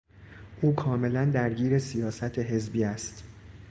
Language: Persian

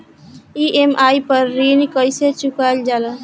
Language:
Bhojpuri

